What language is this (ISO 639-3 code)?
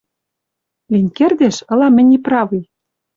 mrj